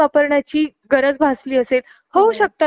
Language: Marathi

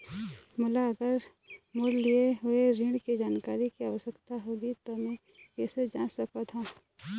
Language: Chhattisgarhi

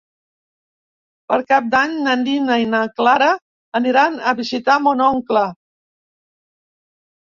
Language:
Catalan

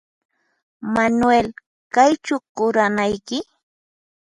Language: Puno Quechua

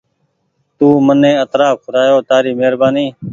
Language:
Goaria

